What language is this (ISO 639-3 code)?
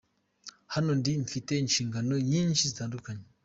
kin